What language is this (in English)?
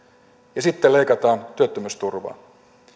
Finnish